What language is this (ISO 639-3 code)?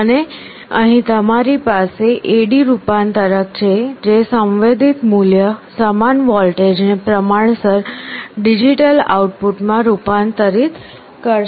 guj